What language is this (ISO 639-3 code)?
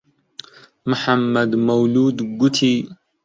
ckb